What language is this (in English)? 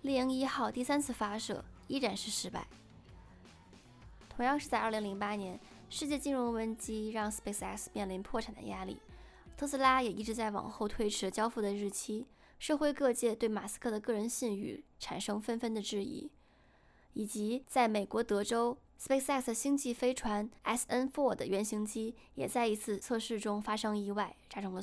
Chinese